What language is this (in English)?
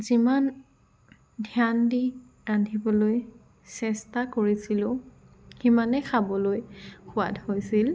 Assamese